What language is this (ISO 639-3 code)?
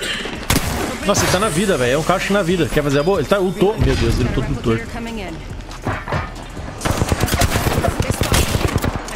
por